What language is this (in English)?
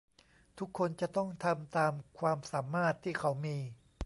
Thai